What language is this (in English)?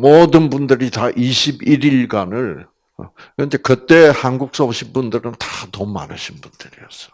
Korean